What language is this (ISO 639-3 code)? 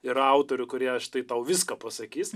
lit